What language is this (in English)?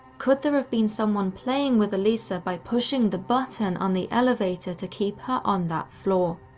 English